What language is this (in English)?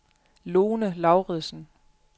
Danish